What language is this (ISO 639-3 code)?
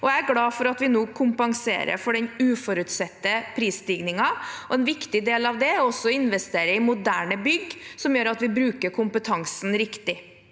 nor